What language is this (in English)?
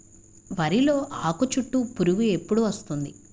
Telugu